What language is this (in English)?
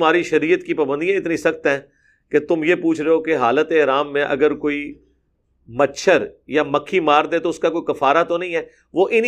Urdu